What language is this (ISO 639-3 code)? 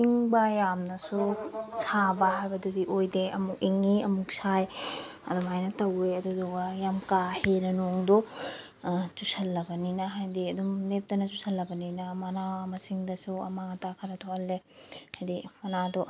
mni